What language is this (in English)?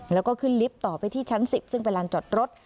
Thai